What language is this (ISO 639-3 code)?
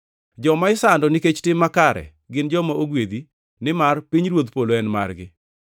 luo